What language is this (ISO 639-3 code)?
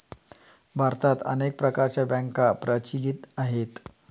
mar